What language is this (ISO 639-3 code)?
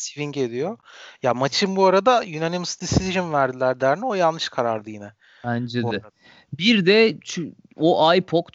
tur